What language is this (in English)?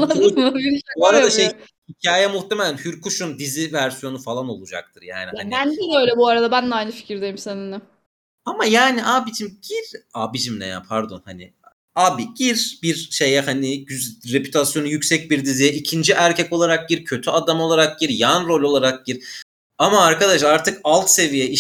Turkish